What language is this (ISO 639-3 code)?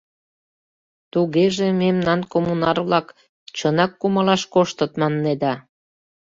chm